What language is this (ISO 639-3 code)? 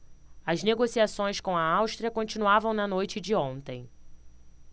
por